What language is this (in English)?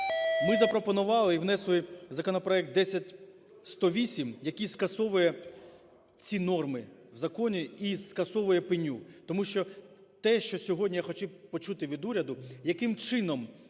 Ukrainian